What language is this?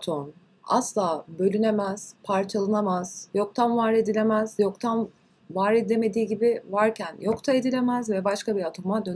Turkish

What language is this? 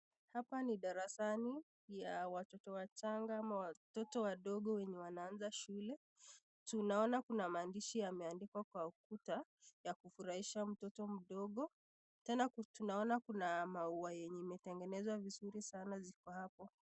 Swahili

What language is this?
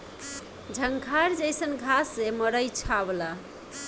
Bhojpuri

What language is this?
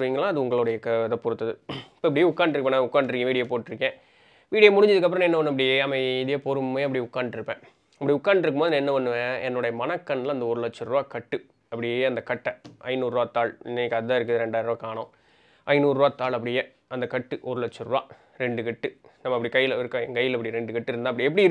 Tamil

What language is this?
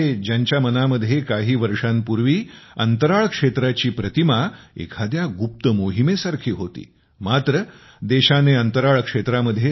Marathi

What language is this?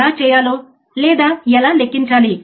Telugu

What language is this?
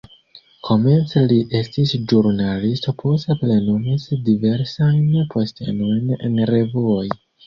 Esperanto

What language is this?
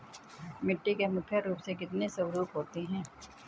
Hindi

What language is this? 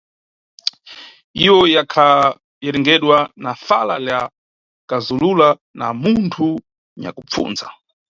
Nyungwe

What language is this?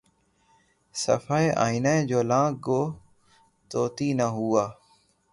Urdu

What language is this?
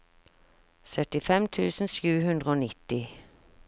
Norwegian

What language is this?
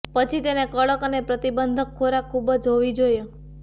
Gujarati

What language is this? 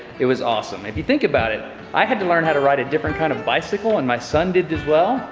English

